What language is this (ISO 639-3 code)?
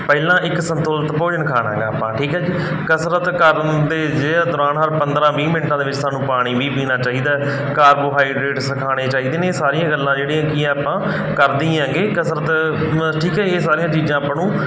pan